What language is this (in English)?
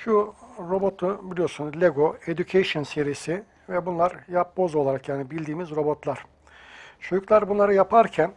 Turkish